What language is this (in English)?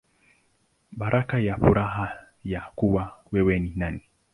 Swahili